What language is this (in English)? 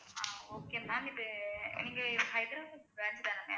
Tamil